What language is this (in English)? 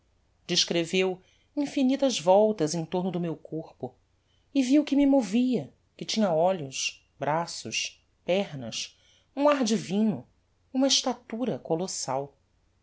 Portuguese